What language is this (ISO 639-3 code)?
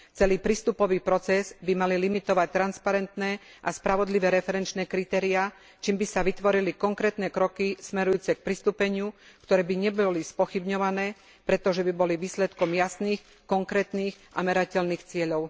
slk